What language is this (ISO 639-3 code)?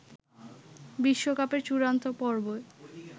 ben